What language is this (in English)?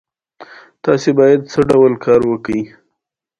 Pashto